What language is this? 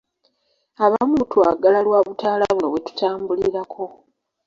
Ganda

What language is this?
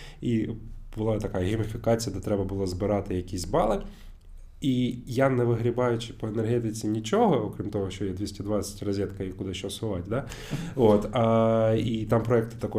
Ukrainian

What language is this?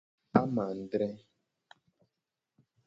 Gen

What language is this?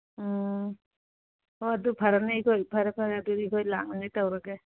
Manipuri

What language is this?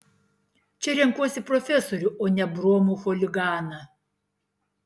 Lithuanian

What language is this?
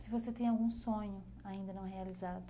Portuguese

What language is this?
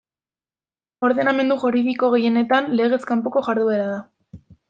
Basque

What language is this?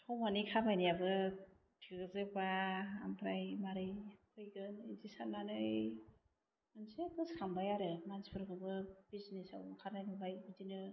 Bodo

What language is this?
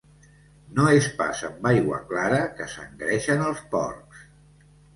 Catalan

